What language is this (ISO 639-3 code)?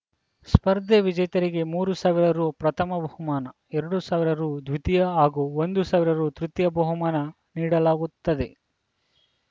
kan